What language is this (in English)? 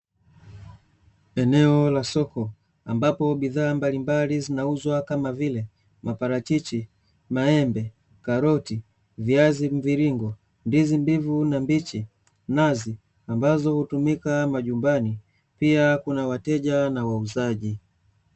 Swahili